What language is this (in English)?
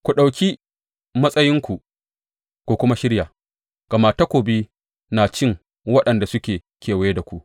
Hausa